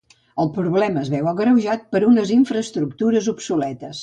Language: Catalan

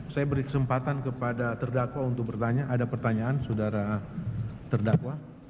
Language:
Indonesian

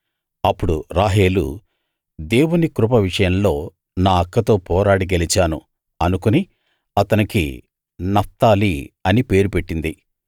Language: Telugu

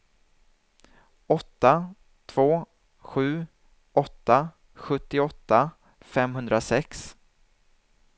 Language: Swedish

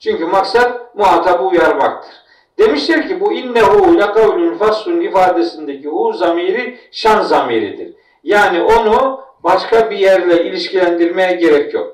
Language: Turkish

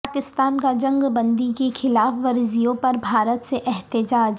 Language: Urdu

